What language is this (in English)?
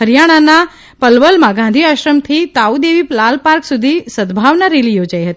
Gujarati